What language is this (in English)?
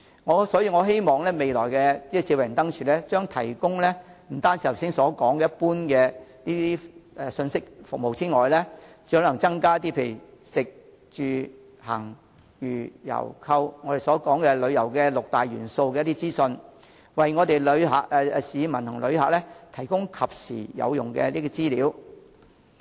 Cantonese